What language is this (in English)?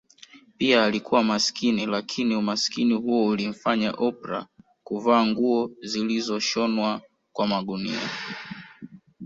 Swahili